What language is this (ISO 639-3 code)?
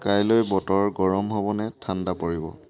asm